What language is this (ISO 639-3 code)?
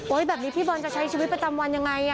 tha